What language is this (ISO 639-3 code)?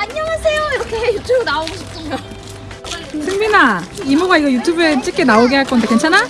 kor